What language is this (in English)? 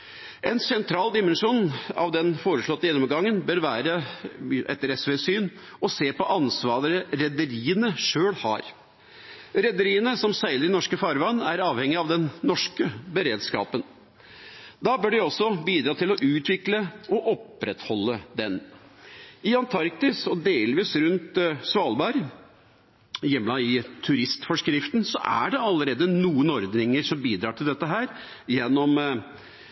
Norwegian Bokmål